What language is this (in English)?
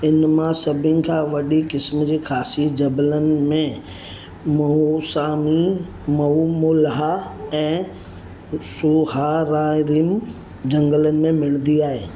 Sindhi